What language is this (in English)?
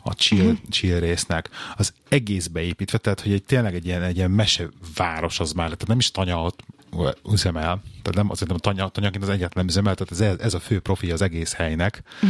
Hungarian